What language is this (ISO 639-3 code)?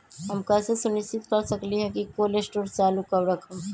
mag